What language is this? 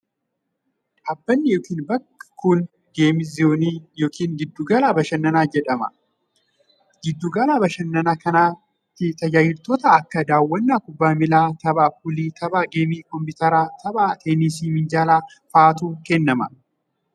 Oromo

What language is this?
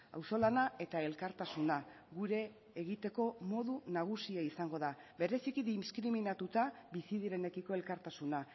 Basque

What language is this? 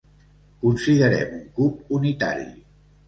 Catalan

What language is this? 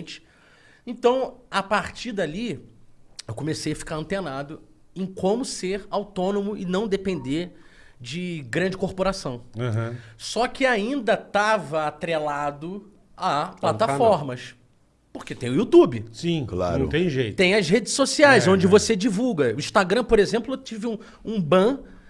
Portuguese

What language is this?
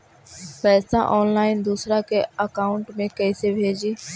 Magahi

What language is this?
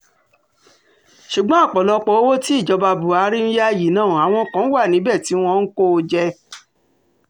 Yoruba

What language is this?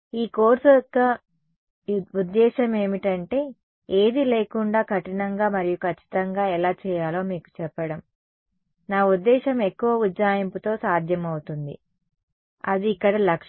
Telugu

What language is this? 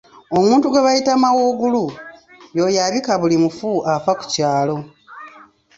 Ganda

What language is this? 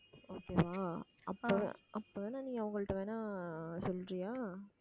Tamil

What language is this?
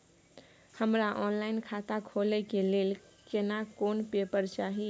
Maithili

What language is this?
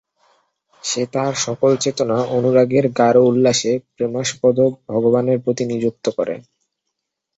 Bangla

